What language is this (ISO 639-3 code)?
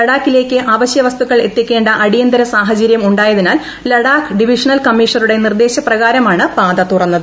mal